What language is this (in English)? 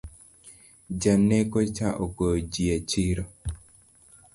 Luo (Kenya and Tanzania)